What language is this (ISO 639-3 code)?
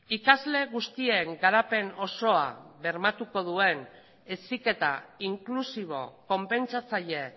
eus